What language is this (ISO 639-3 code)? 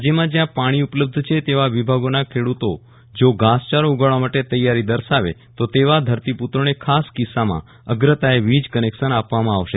guj